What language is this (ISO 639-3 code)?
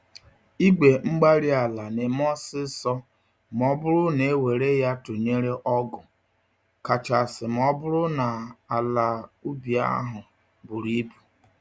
ibo